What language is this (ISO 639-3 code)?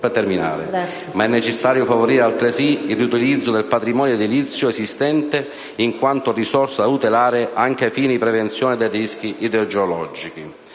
ita